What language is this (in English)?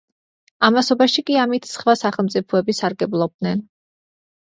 Georgian